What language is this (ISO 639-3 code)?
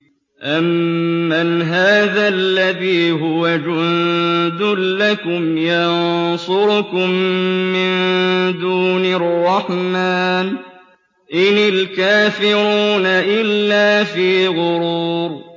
ara